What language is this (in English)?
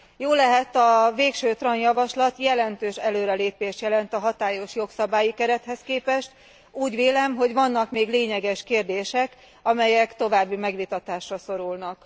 Hungarian